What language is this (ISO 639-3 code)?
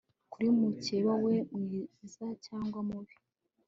kin